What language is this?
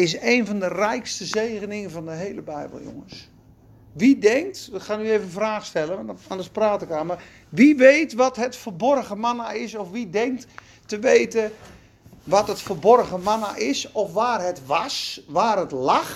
Dutch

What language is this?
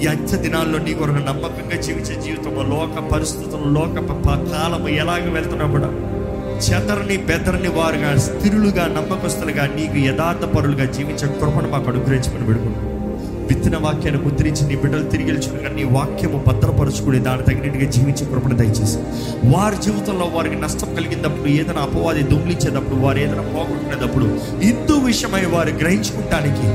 Telugu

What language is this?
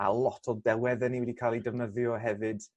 Welsh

